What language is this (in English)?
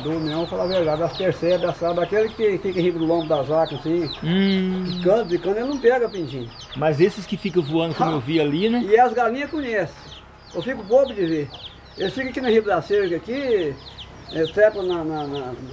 Portuguese